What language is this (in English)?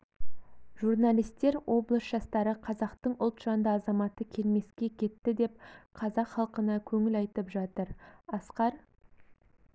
Kazakh